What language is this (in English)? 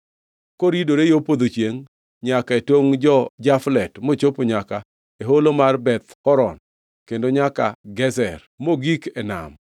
Luo (Kenya and Tanzania)